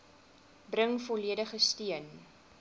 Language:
Afrikaans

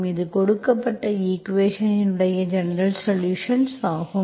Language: Tamil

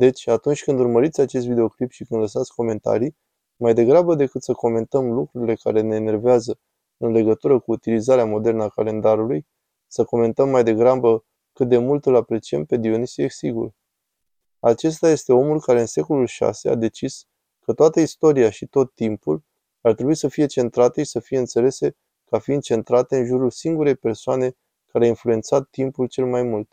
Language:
Romanian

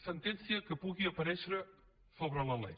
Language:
Catalan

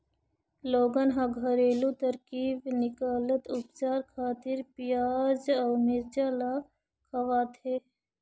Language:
Chhattisgarhi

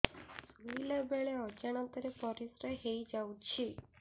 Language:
Odia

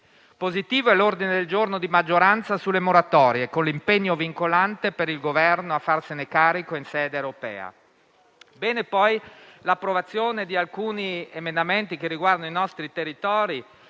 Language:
Italian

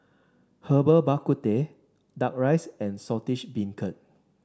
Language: English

